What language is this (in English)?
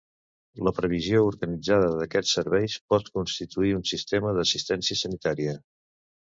Catalan